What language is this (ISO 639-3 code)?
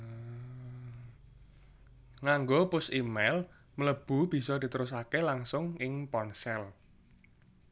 jav